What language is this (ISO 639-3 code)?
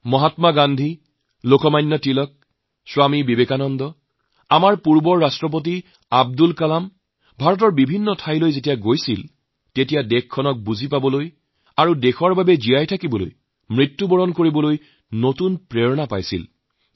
asm